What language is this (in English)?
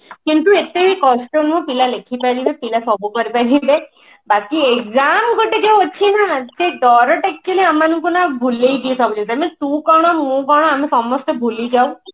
Odia